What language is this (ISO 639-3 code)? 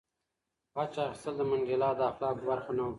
pus